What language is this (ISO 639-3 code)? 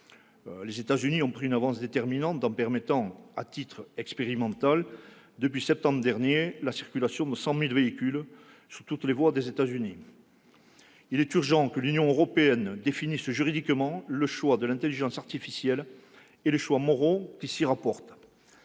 fra